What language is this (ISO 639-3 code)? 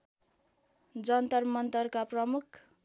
nep